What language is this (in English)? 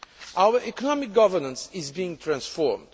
English